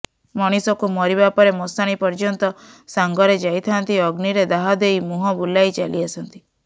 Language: Odia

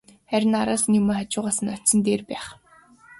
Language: Mongolian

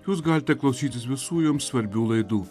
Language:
Lithuanian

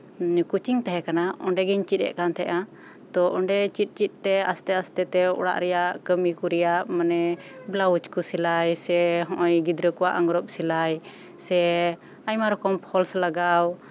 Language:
Santali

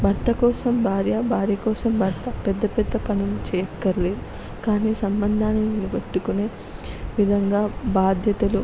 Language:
Telugu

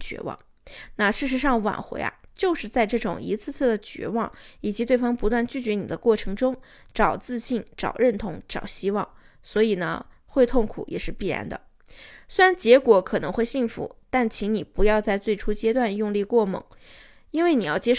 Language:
Chinese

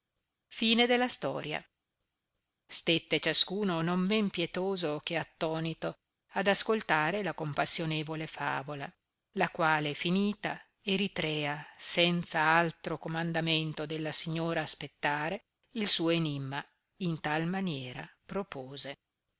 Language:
Italian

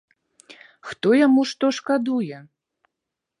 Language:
Belarusian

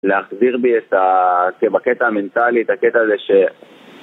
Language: Hebrew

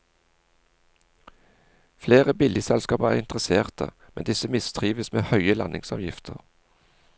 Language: Norwegian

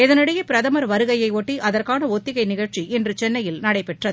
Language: Tamil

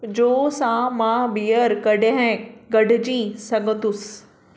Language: Sindhi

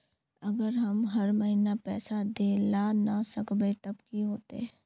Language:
Magahi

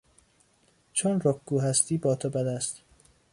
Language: Persian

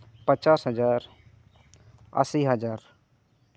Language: Santali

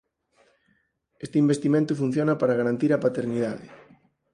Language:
Galician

